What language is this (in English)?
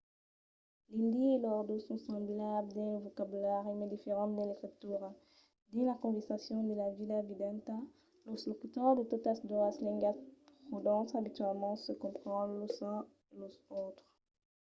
Occitan